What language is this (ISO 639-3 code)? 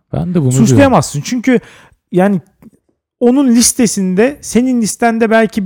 tur